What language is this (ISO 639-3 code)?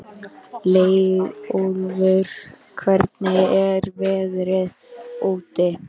isl